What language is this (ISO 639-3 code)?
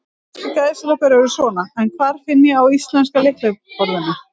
isl